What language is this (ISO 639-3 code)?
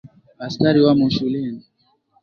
swa